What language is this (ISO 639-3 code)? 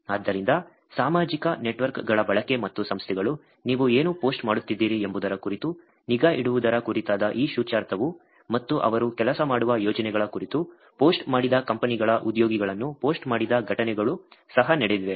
kan